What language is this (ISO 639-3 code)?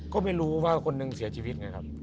tha